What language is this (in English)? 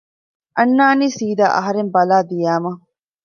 Divehi